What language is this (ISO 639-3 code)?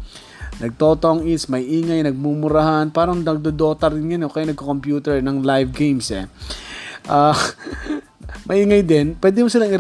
fil